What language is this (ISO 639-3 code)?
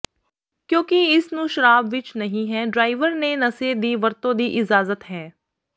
pan